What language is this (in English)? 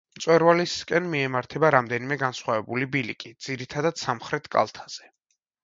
Georgian